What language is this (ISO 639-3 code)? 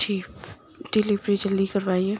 urd